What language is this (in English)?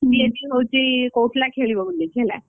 Odia